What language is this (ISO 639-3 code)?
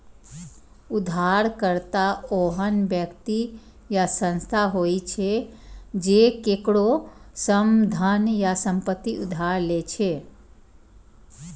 mai